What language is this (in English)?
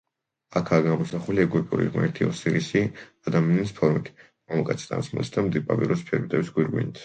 Georgian